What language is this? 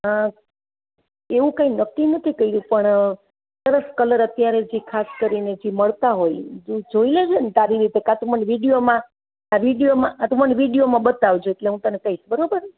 Gujarati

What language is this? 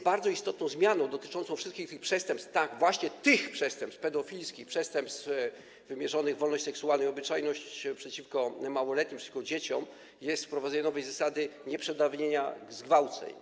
Polish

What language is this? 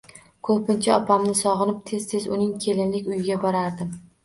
Uzbek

